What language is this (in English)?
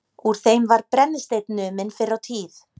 Icelandic